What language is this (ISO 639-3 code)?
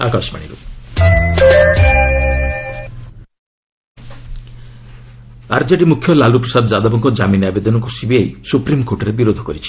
ori